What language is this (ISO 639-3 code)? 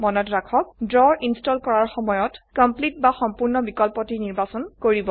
asm